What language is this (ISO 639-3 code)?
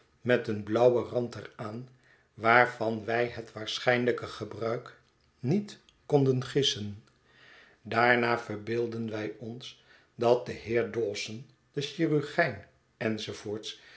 nld